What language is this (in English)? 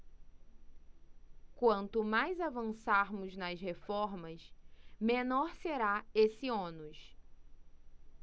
Portuguese